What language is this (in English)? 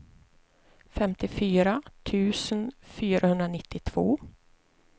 Swedish